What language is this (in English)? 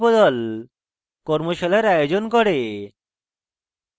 Bangla